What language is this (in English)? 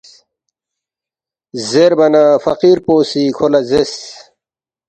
Balti